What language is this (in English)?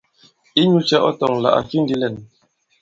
Bankon